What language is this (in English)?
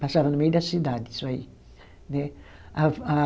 Portuguese